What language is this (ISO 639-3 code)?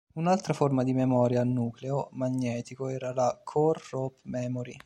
ita